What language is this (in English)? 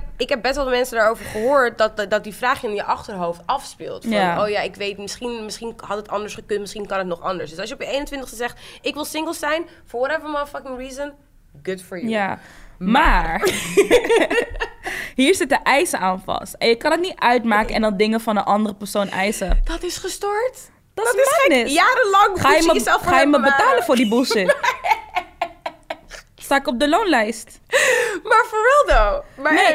Dutch